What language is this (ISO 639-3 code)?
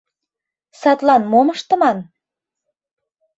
chm